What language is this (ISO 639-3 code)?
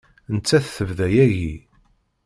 kab